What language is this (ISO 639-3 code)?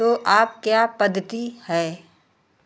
hin